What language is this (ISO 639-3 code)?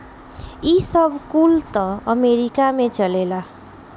bho